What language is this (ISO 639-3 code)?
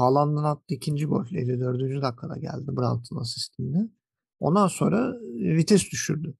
tur